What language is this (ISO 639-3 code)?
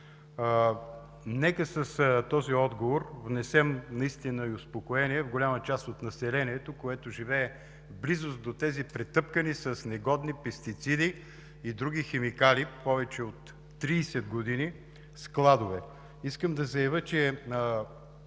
bul